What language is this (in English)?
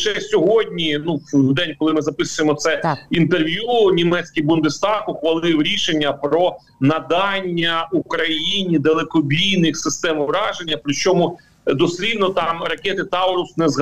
Ukrainian